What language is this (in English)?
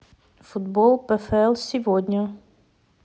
Russian